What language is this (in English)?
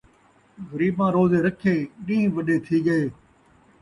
Saraiki